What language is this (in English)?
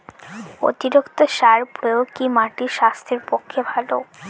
Bangla